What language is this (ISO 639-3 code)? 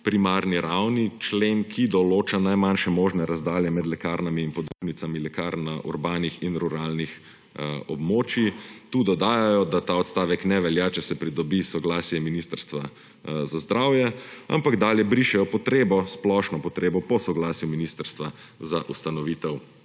slv